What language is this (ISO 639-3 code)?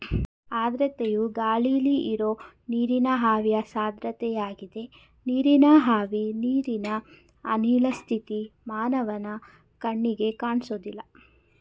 kan